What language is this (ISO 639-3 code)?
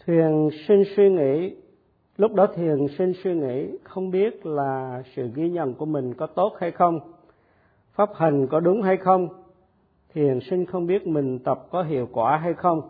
vie